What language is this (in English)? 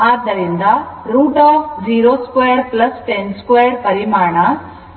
Kannada